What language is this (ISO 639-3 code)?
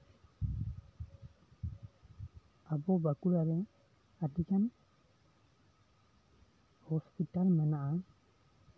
sat